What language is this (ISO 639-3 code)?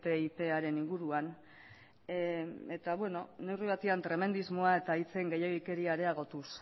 eus